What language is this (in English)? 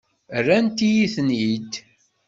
Kabyle